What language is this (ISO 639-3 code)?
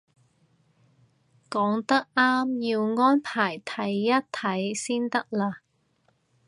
yue